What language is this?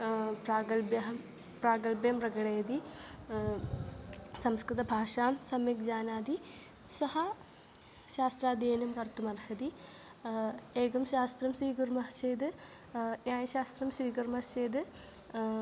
Sanskrit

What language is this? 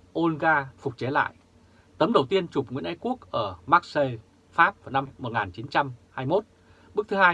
Vietnamese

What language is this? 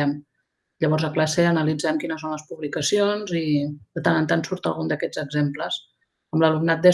Catalan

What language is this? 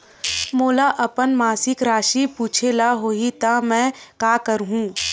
Chhattisgarhi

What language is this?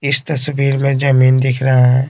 Hindi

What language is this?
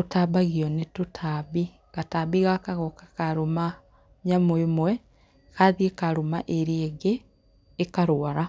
Kikuyu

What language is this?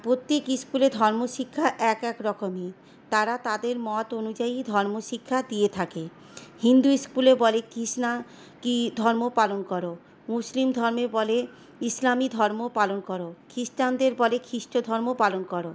Bangla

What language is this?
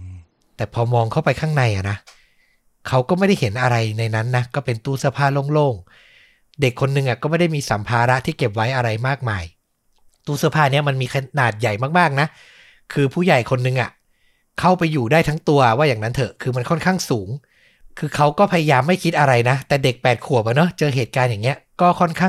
Thai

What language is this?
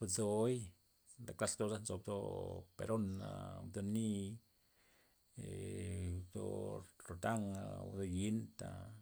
Loxicha Zapotec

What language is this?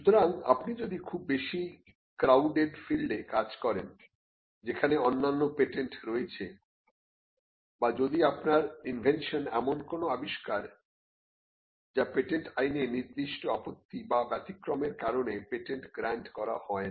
Bangla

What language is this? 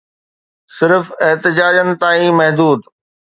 Sindhi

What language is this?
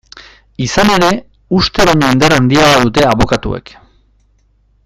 Basque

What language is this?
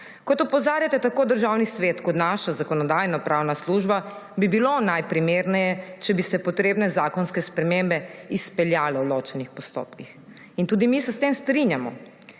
Slovenian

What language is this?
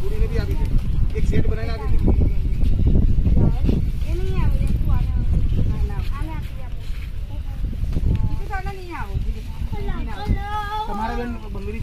Indonesian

